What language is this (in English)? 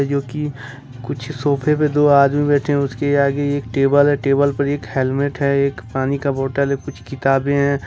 Hindi